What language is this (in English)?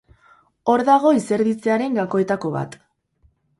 Basque